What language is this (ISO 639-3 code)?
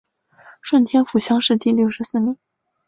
zho